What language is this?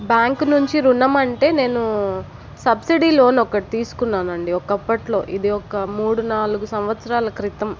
Telugu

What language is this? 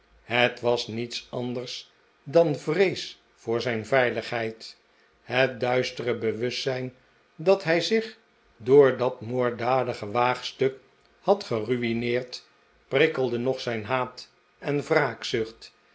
Dutch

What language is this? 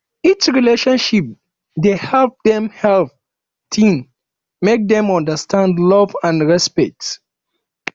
Nigerian Pidgin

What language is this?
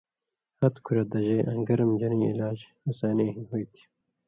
Indus Kohistani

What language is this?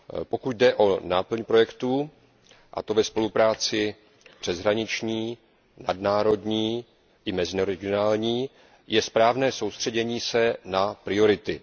Czech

